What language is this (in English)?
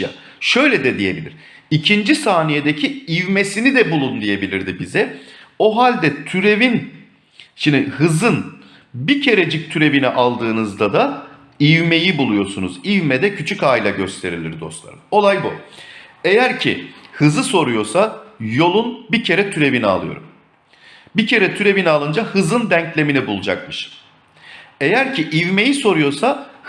Turkish